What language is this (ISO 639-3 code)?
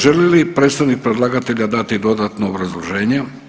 hrv